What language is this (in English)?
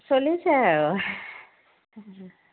Assamese